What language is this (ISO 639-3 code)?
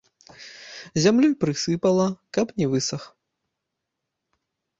bel